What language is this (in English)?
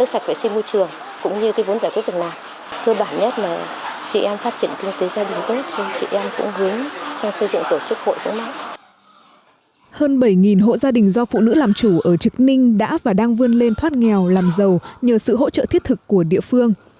Vietnamese